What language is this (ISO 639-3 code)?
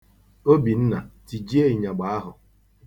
ibo